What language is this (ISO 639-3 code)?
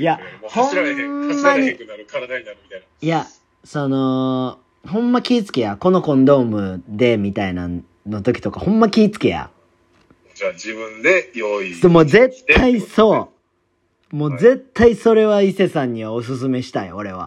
jpn